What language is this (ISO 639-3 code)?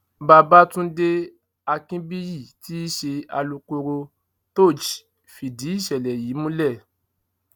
yor